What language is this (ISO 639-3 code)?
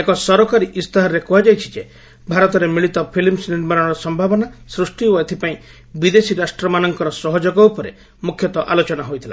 ori